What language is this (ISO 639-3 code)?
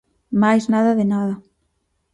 glg